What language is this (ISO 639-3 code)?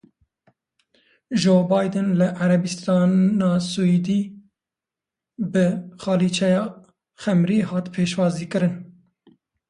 kur